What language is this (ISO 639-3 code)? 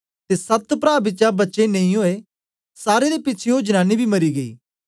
doi